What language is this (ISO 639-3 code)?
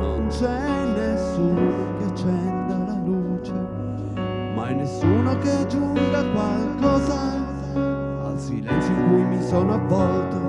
ita